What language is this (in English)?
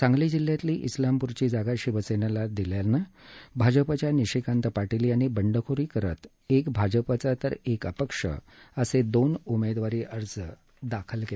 Marathi